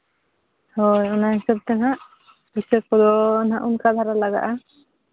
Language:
Santali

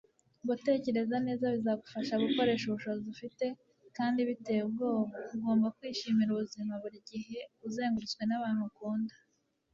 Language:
Kinyarwanda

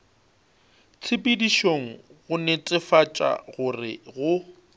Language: Northern Sotho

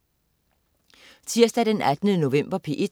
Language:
Danish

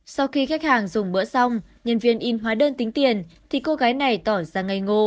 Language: Vietnamese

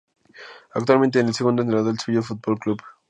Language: Spanish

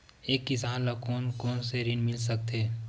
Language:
Chhattisgarhi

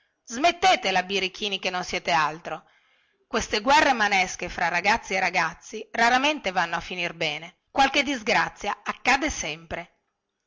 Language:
Italian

